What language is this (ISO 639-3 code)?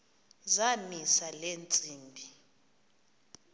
xho